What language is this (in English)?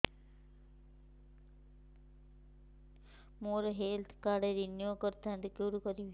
Odia